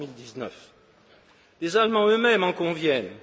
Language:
French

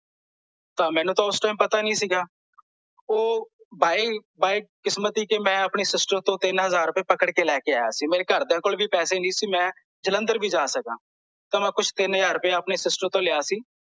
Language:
Punjabi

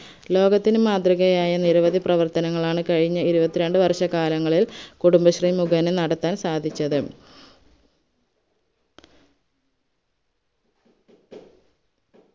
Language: Malayalam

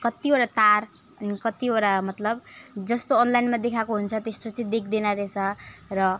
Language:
Nepali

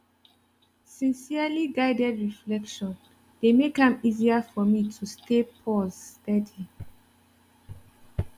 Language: Nigerian Pidgin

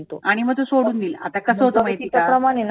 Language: Marathi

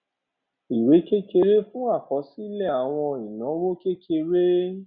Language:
Yoruba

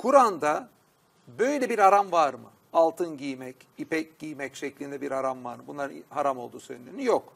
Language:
Turkish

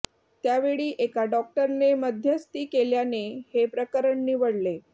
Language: Marathi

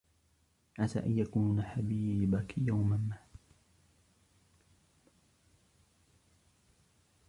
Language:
Arabic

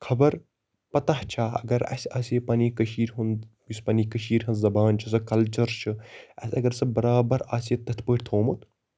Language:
Kashmiri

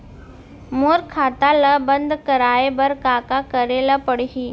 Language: Chhattisgarhi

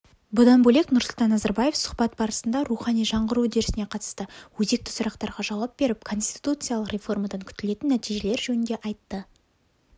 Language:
Kazakh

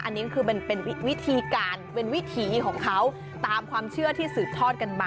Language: Thai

